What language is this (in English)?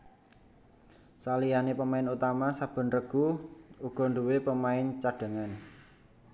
Javanese